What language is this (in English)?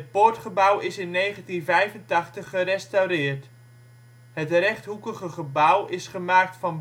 Dutch